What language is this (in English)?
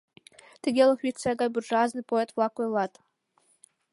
Mari